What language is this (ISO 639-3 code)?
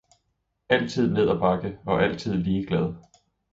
dan